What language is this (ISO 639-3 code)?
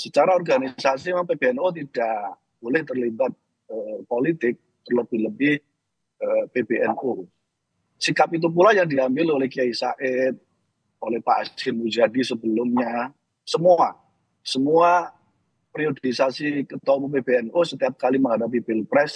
ind